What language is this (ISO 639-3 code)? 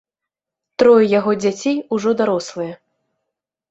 bel